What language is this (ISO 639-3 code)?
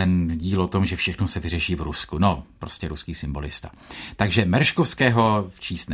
ces